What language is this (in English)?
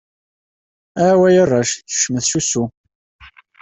Kabyle